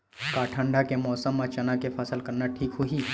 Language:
Chhattisgarhi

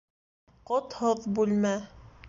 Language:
Bashkir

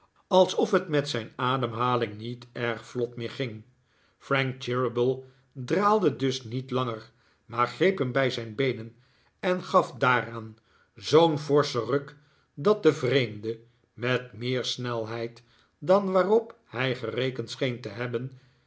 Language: Dutch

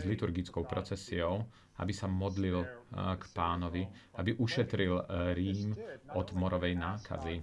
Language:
Slovak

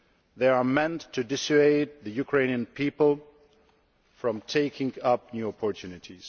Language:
English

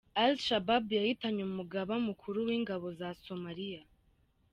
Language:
Kinyarwanda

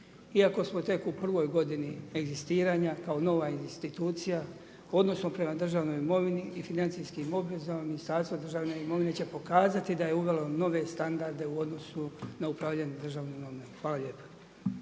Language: Croatian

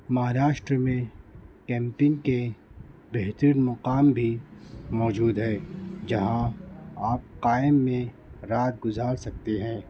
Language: Urdu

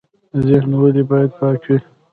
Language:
Pashto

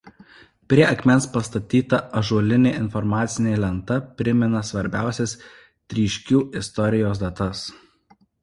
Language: Lithuanian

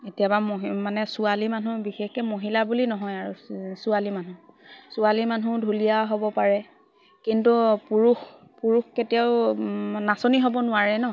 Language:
Assamese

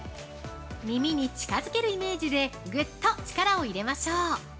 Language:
Japanese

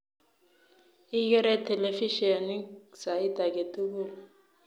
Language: Kalenjin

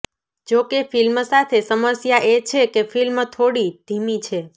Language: Gujarati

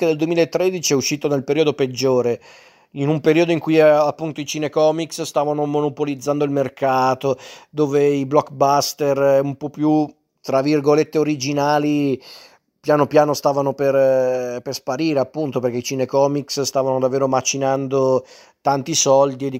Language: Italian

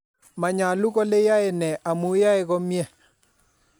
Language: Kalenjin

